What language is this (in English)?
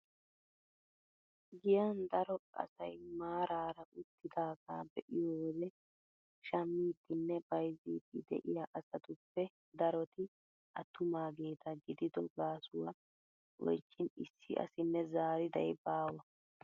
Wolaytta